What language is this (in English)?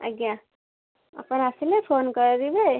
Odia